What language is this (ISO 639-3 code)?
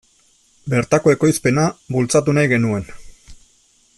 eus